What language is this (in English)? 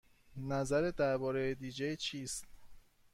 Persian